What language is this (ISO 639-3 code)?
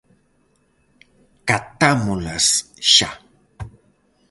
glg